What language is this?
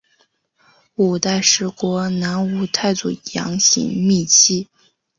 Chinese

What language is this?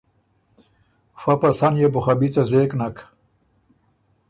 Ormuri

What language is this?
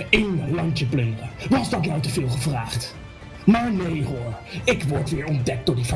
Dutch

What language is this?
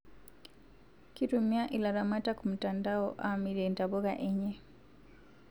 Masai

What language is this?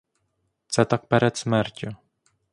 Ukrainian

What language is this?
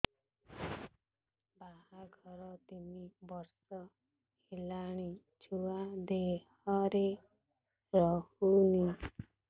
Odia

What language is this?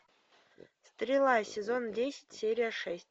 Russian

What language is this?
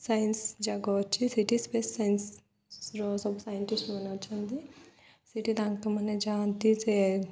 Odia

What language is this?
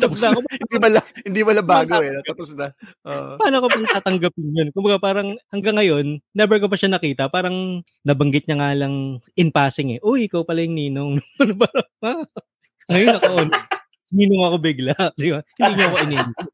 Filipino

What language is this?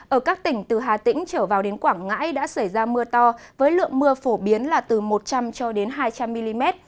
Vietnamese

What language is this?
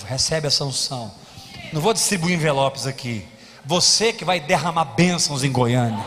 Portuguese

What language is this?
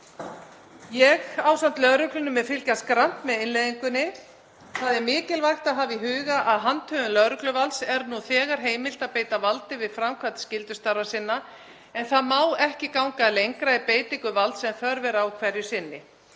Icelandic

